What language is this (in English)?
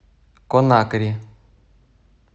Russian